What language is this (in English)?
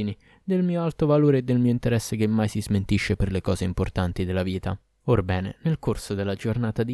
Italian